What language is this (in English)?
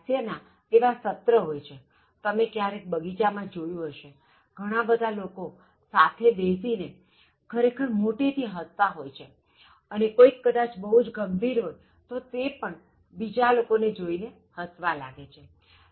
Gujarati